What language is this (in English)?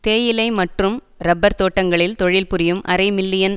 Tamil